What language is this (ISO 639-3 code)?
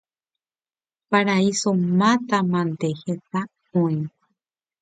grn